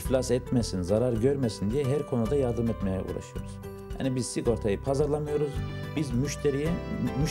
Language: Turkish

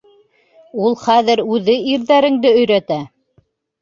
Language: Bashkir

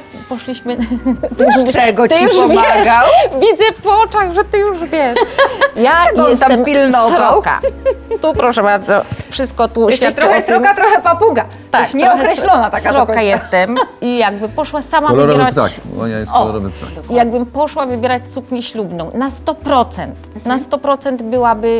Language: Polish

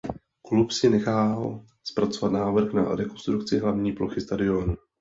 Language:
Czech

